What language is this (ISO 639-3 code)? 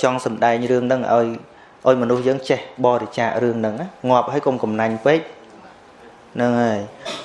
vie